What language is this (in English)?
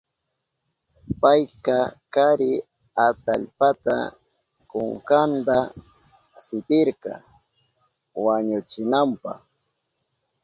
Southern Pastaza Quechua